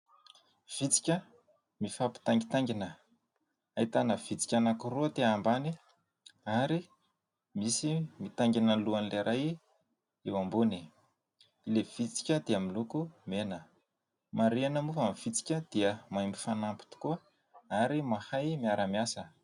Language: Malagasy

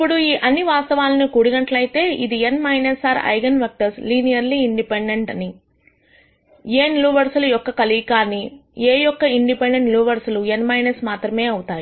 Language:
Telugu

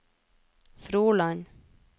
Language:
Norwegian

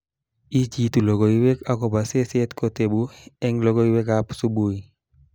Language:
Kalenjin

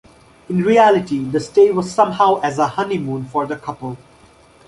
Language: English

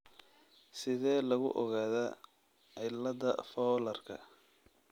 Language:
Somali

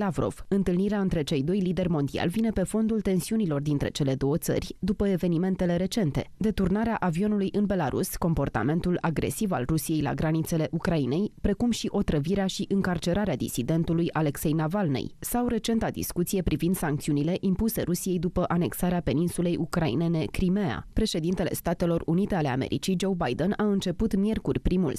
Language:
Romanian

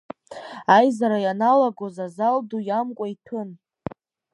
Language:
Abkhazian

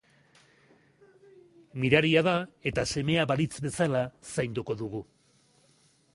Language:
Basque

